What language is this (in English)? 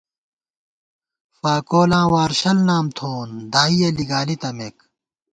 Gawar-Bati